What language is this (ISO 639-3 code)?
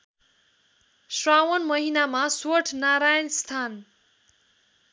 nep